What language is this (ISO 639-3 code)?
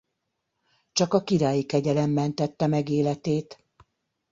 hun